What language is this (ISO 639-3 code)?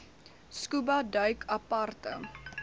afr